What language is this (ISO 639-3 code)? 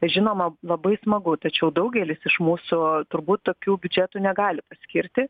lit